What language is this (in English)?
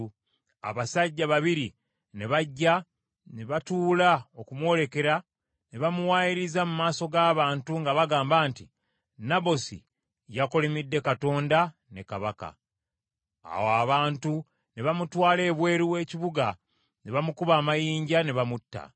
Ganda